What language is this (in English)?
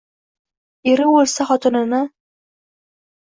Uzbek